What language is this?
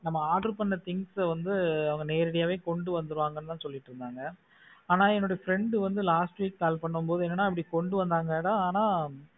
Tamil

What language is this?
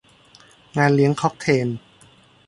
Thai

